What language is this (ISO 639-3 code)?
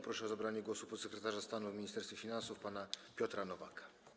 pol